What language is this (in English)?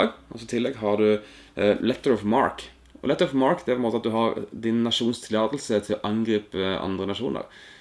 Dutch